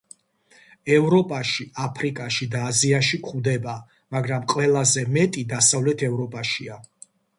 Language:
Georgian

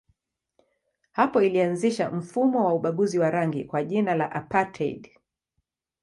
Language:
Swahili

